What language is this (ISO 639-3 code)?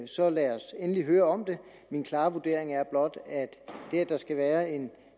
dan